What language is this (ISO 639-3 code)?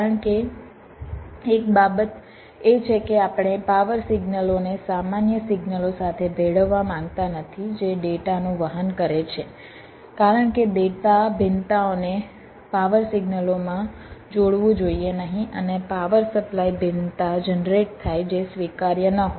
guj